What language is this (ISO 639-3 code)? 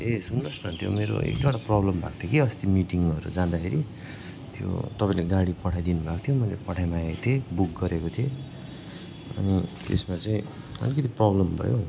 nep